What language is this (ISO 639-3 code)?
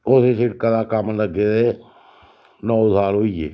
doi